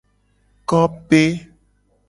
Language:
Gen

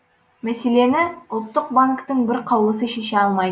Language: Kazakh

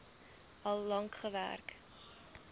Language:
Afrikaans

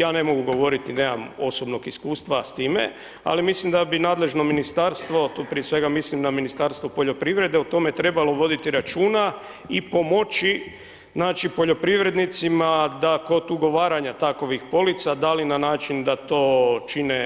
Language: Croatian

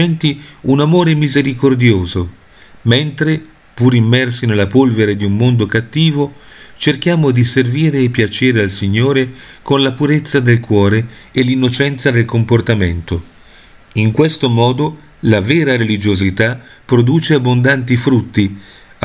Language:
Italian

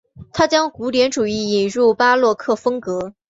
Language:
Chinese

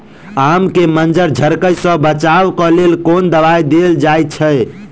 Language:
Maithili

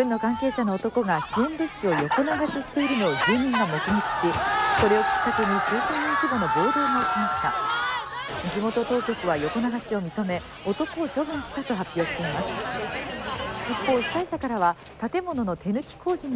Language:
Japanese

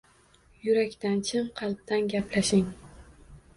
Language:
Uzbek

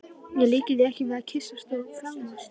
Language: Icelandic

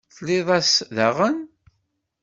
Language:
Kabyle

